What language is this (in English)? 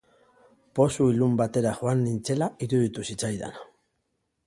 Basque